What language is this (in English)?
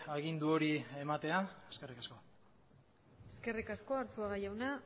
Basque